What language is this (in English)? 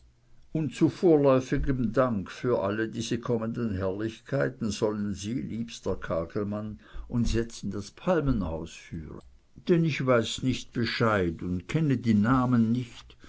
German